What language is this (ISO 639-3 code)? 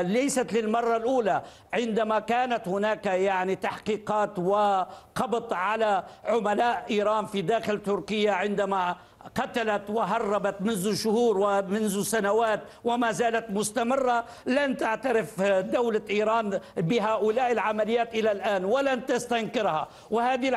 ara